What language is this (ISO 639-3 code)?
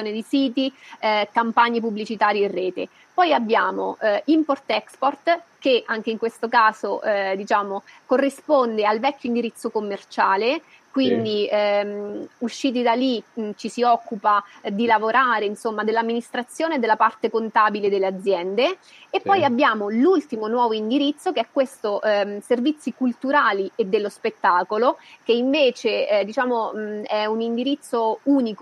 ita